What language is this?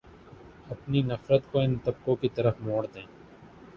Urdu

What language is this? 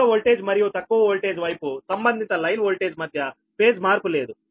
Telugu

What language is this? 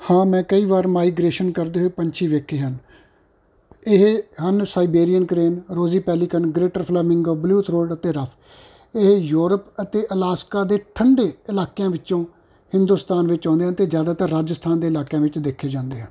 Punjabi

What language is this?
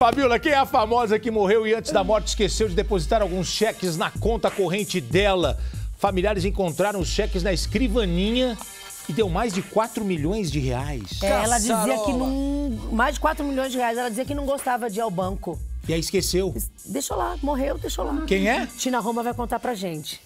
Portuguese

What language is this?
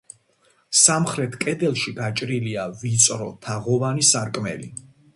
Georgian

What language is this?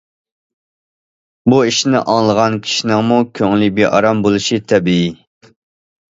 Uyghur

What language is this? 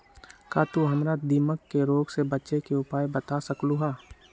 Magahi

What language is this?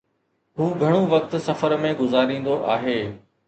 Sindhi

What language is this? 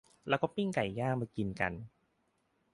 Thai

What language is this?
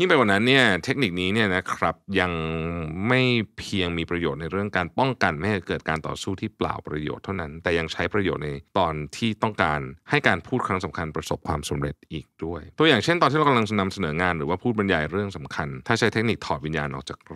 Thai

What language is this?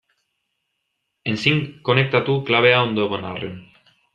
Basque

